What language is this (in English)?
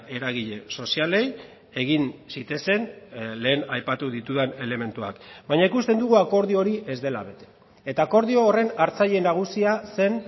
Basque